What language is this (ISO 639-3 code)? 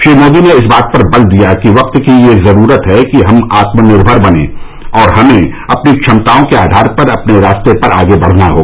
hin